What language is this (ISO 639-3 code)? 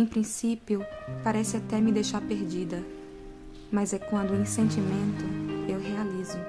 por